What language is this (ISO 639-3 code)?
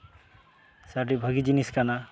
sat